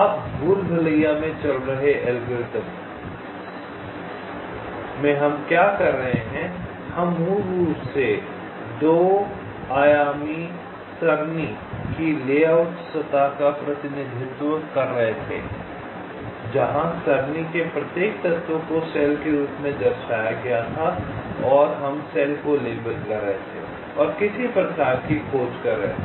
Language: Hindi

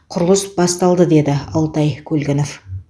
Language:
Kazakh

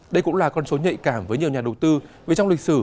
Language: Vietnamese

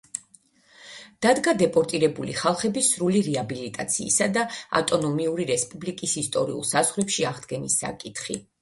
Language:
Georgian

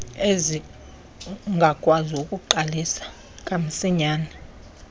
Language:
Xhosa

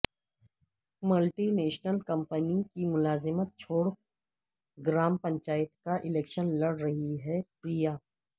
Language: Urdu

